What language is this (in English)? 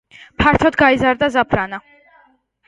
Georgian